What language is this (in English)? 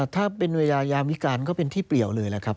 Thai